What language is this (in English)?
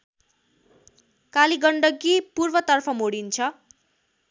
Nepali